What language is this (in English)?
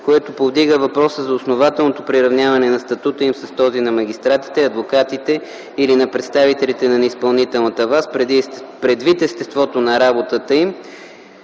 Bulgarian